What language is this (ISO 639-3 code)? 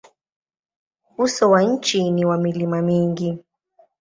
swa